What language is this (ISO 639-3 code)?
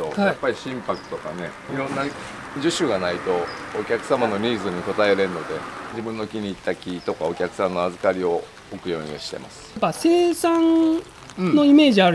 jpn